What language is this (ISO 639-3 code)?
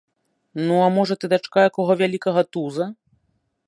bel